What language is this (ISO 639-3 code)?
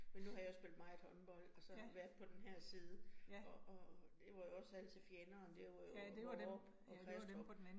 dan